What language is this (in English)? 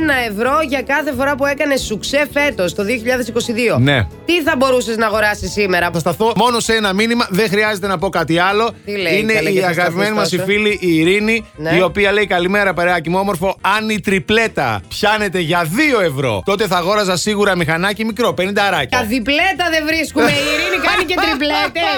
Greek